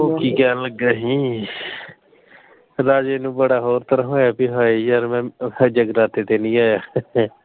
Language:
Punjabi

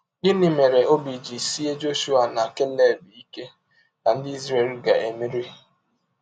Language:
Igbo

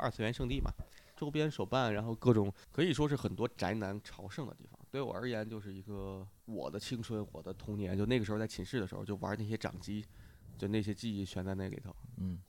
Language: Chinese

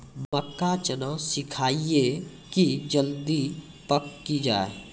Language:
Maithili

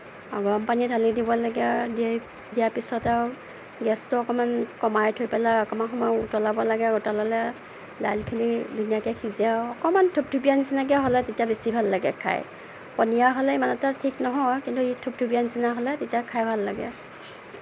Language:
Assamese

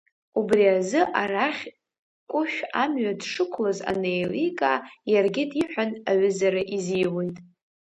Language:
Abkhazian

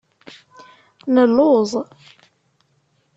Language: Kabyle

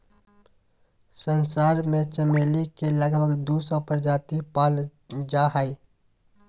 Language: Magahi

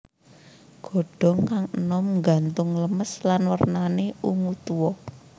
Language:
Javanese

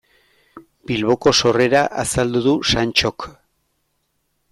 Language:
Basque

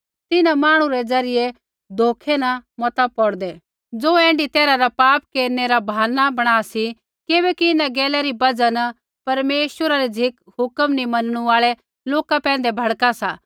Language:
Kullu Pahari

